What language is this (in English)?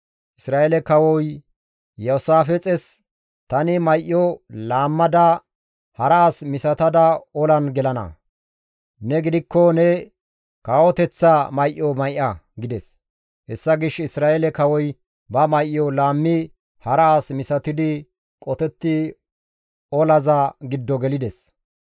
Gamo